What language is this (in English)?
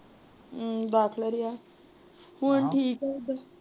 Punjabi